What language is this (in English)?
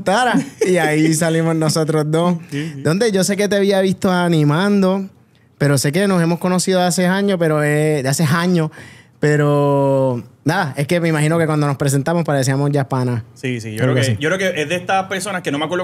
Spanish